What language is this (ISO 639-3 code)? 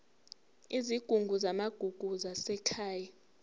zul